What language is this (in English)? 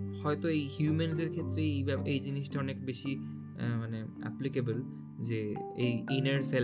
Bangla